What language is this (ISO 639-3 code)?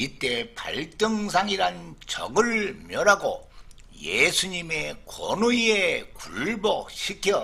kor